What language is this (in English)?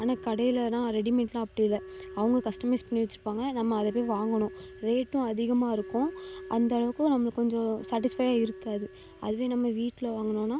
Tamil